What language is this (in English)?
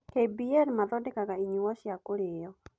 Kikuyu